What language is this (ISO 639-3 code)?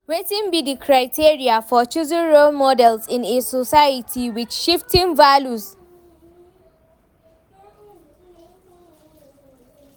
pcm